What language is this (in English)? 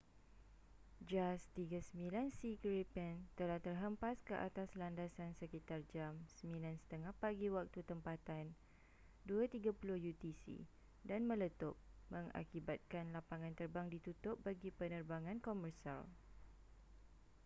Malay